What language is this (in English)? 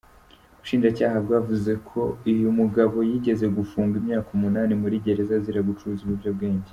Kinyarwanda